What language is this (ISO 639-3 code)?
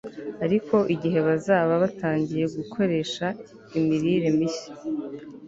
kin